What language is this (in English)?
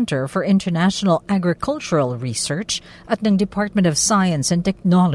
Filipino